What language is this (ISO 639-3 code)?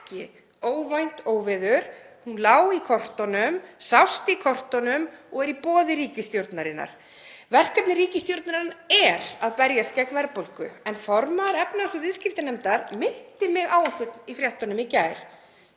isl